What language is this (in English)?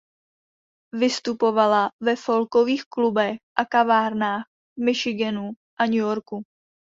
Czech